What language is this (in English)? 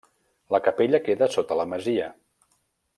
Catalan